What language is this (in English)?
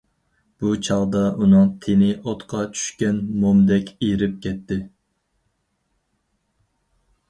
Uyghur